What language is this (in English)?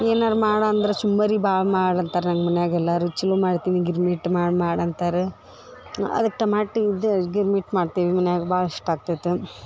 Kannada